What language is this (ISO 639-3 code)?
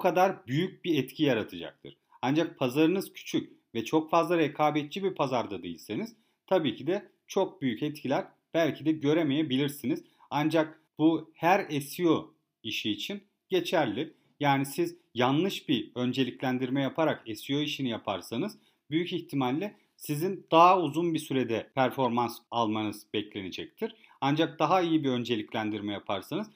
tur